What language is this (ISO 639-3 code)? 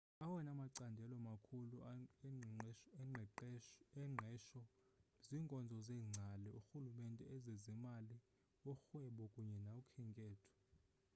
xho